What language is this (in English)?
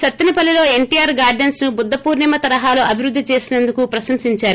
Telugu